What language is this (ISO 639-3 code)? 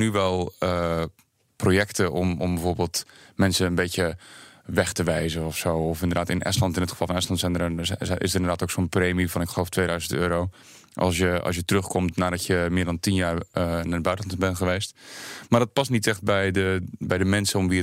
nld